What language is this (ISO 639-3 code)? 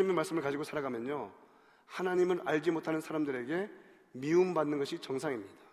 kor